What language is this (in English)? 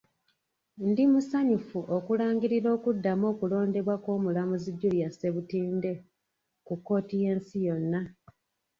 Ganda